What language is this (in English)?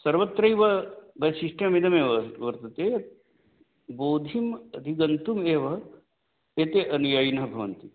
Sanskrit